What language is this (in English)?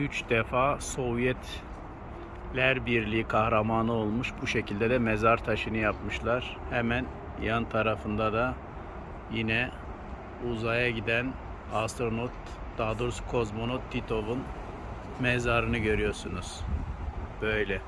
Turkish